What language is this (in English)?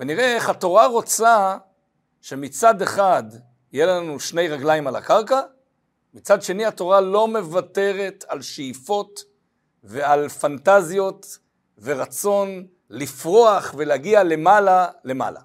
Hebrew